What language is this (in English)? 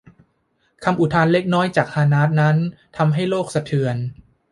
Thai